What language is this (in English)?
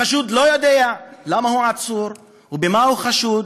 Hebrew